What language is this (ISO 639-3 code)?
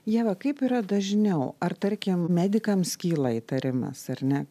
lit